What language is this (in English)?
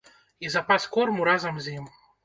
Belarusian